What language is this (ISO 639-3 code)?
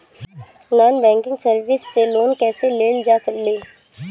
bho